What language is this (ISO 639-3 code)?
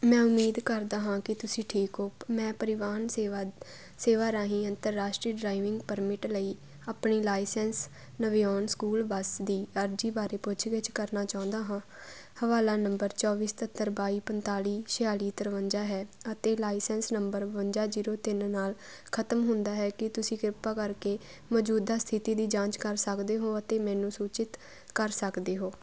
pan